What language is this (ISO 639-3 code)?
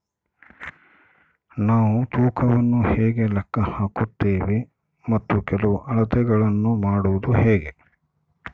kan